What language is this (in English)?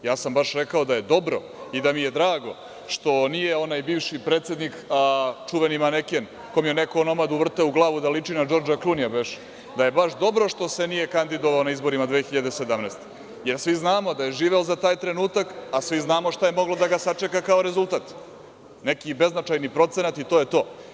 Serbian